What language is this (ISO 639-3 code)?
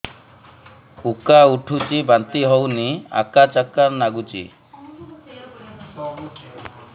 ori